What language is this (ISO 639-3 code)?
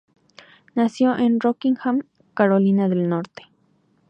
spa